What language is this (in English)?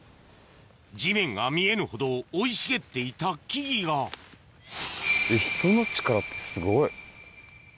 Japanese